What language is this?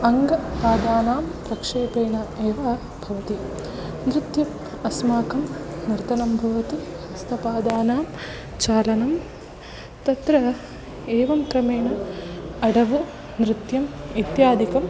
Sanskrit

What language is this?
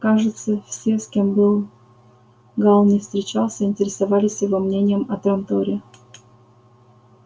Russian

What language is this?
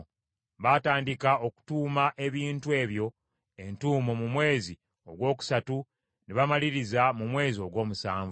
Ganda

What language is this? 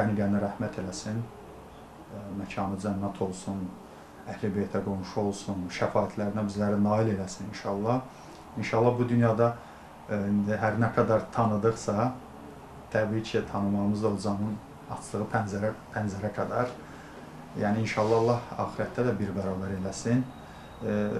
Turkish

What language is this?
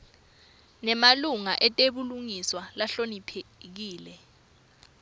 Swati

